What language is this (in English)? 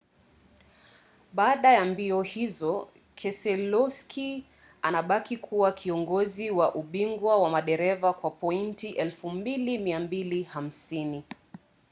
Swahili